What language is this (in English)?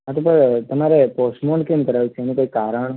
Gujarati